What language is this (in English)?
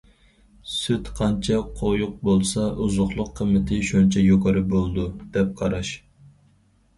Uyghur